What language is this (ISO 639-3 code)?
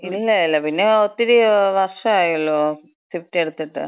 mal